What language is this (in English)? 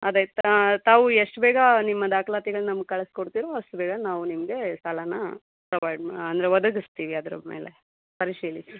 Kannada